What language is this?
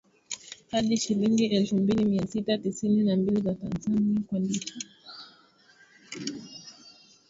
Swahili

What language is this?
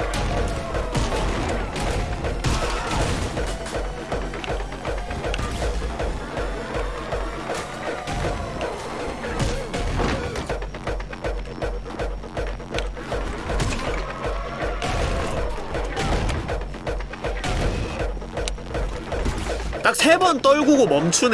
Korean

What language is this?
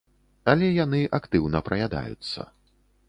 Belarusian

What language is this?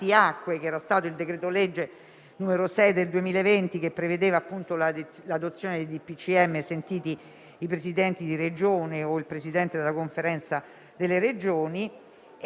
Italian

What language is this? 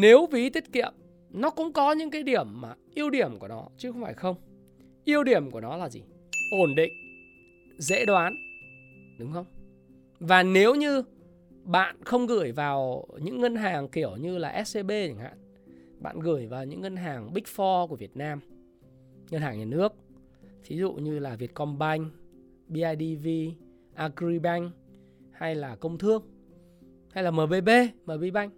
Vietnamese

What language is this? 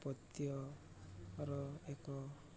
Odia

